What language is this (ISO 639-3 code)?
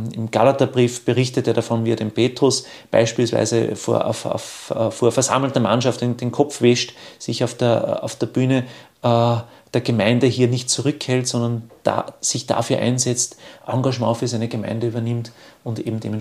deu